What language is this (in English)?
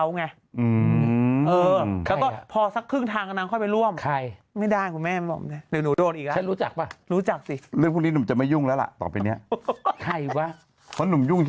Thai